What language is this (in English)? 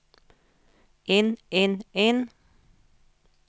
Norwegian